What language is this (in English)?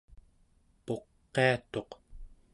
Central Yupik